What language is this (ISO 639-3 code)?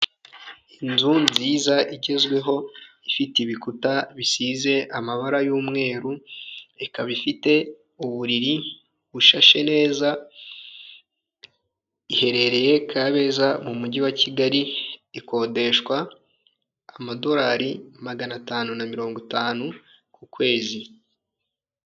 kin